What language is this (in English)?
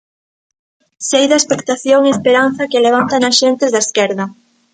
Galician